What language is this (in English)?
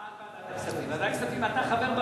Hebrew